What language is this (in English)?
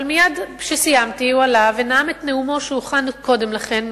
Hebrew